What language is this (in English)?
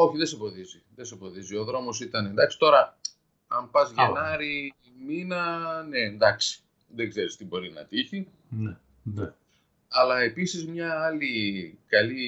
Greek